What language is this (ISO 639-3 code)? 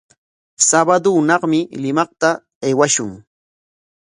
qwa